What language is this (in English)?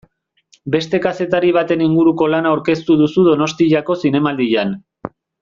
Basque